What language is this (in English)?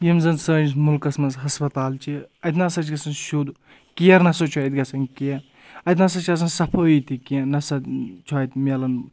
Kashmiri